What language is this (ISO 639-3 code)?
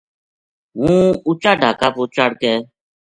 gju